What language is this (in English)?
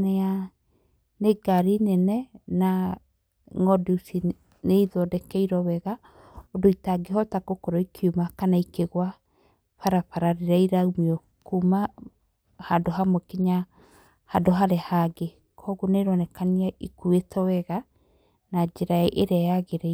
Kikuyu